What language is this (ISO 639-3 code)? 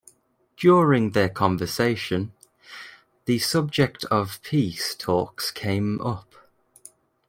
eng